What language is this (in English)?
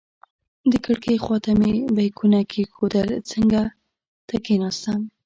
Pashto